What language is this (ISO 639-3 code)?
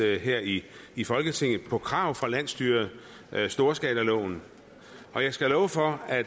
dan